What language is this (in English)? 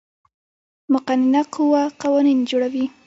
Pashto